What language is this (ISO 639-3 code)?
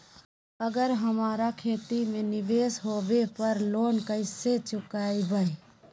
mag